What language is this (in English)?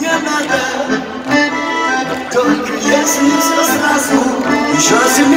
Polish